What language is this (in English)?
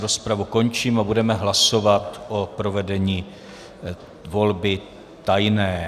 Czech